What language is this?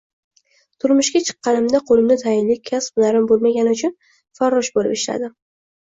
Uzbek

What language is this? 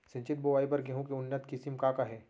Chhattisgarhi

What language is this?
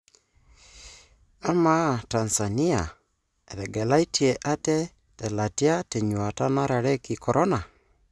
Masai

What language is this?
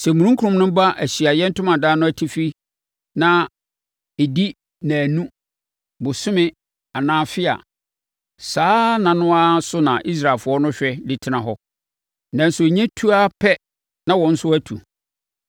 Akan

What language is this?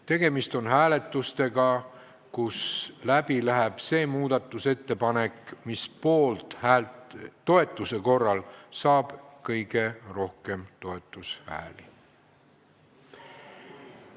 Estonian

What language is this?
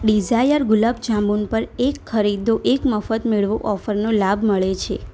Gujarati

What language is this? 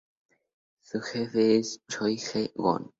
Spanish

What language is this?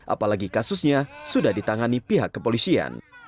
Indonesian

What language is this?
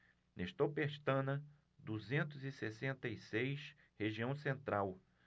Portuguese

